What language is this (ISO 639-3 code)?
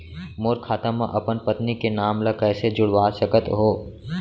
hne